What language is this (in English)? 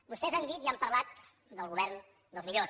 Catalan